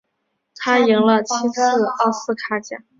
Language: Chinese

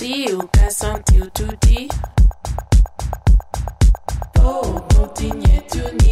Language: Spanish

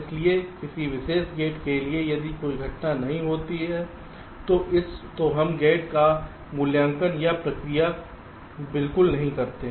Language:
Hindi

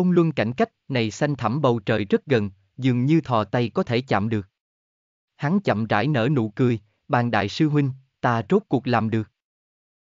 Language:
Vietnamese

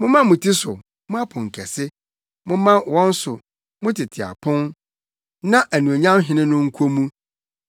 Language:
Akan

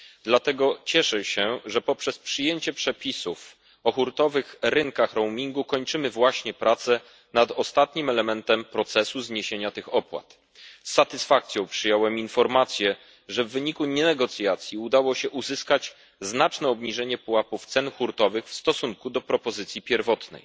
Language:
Polish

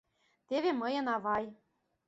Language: Mari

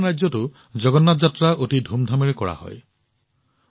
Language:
Assamese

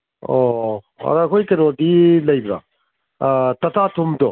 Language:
Manipuri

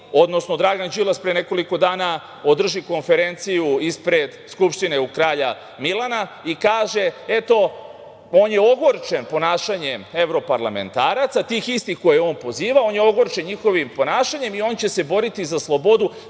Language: Serbian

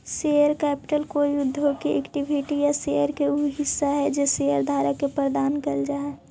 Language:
Magahi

